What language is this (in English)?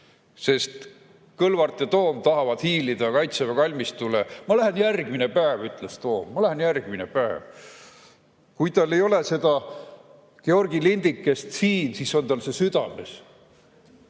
Estonian